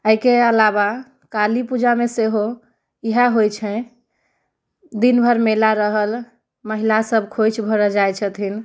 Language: Maithili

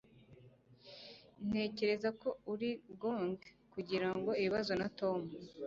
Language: Kinyarwanda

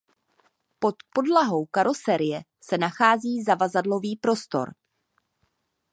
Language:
Czech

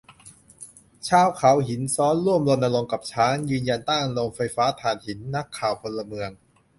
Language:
Thai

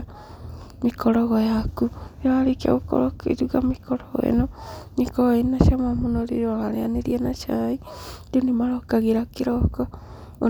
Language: Kikuyu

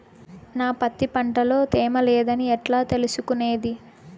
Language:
Telugu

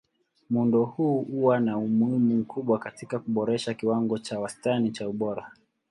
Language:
Swahili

